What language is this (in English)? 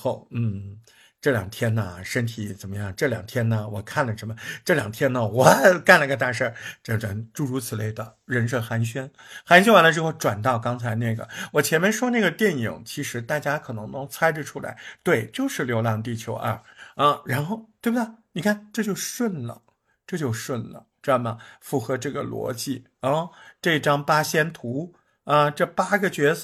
Chinese